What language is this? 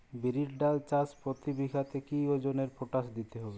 Bangla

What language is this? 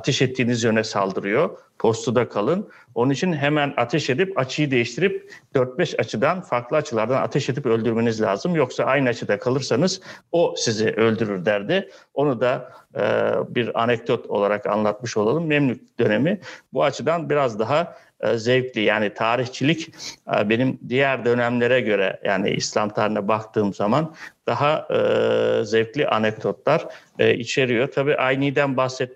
Turkish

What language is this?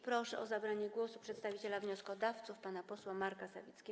Polish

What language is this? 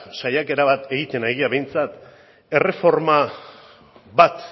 Basque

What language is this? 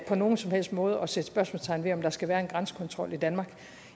Danish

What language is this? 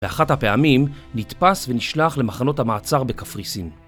Hebrew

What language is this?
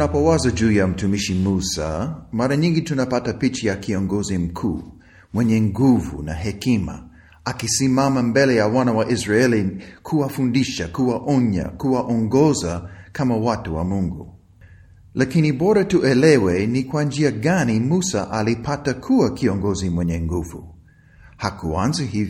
Swahili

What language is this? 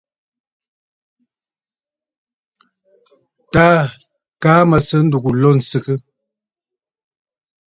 Bafut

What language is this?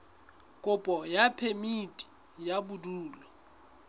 Southern Sotho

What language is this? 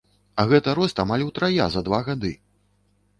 Belarusian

